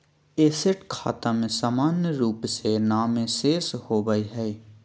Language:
Magahi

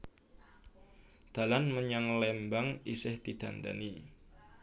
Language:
Javanese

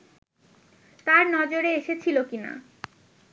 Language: Bangla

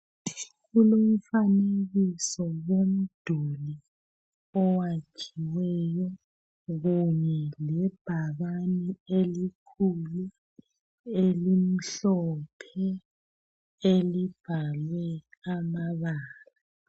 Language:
North Ndebele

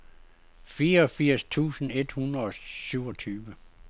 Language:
Danish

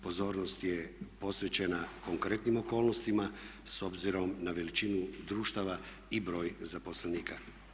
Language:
Croatian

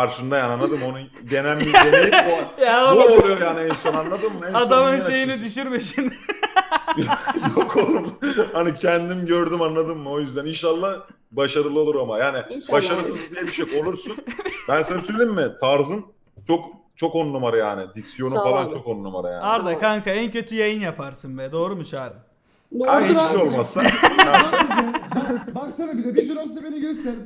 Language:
Turkish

